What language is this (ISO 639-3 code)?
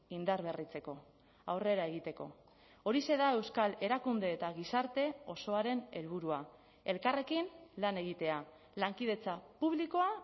eus